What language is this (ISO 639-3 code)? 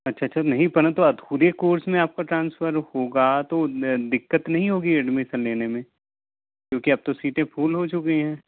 hin